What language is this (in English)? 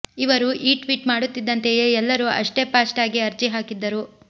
Kannada